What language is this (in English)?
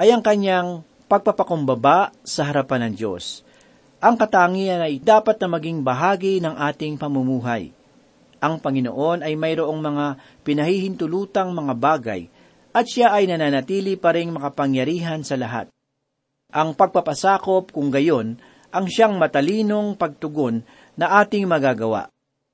Filipino